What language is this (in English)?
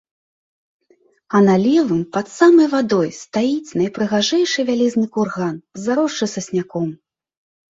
Belarusian